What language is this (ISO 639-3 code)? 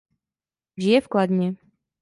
ces